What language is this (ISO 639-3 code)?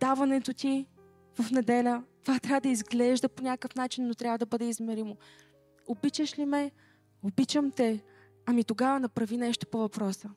bul